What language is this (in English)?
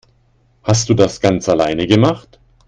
German